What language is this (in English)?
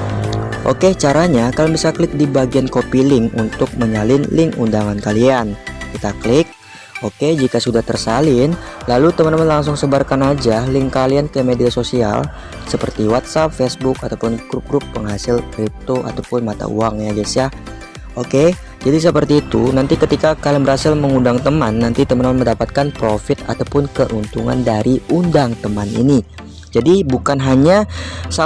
Indonesian